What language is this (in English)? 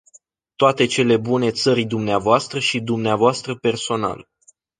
Romanian